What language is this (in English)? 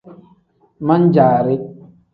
Tem